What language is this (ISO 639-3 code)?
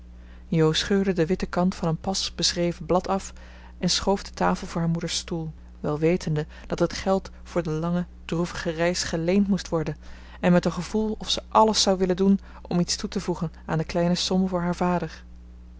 nld